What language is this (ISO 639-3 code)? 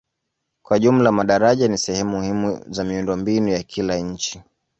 swa